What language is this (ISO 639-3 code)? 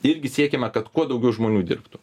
lit